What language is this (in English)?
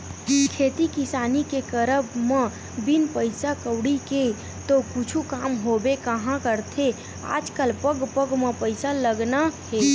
Chhattisgarhi